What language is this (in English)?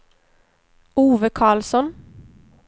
Swedish